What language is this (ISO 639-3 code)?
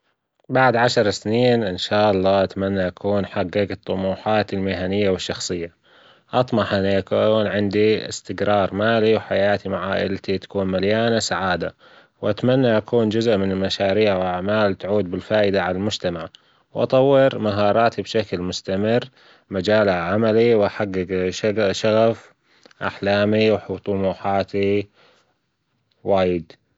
afb